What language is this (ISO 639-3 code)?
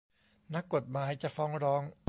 tha